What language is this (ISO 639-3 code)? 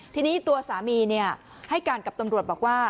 tha